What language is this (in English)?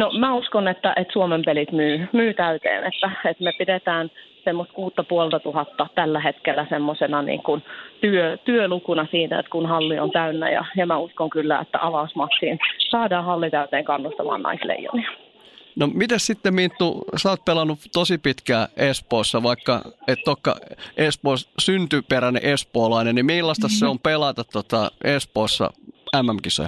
Finnish